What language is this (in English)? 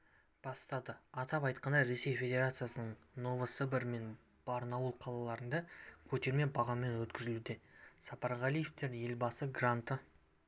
Kazakh